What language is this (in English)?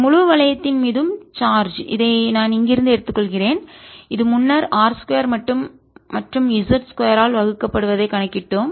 Tamil